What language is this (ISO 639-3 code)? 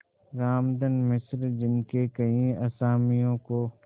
hin